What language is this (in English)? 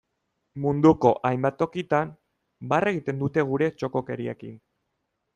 Basque